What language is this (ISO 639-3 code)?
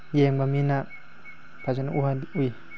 mni